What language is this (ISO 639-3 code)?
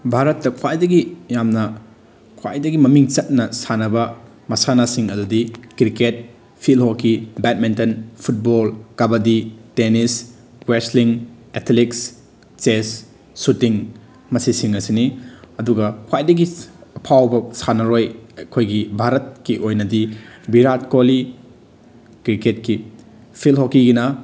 mni